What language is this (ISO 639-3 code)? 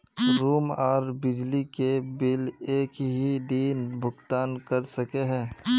mag